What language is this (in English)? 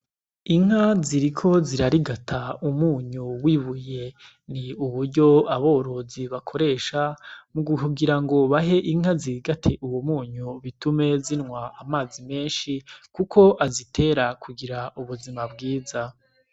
Rundi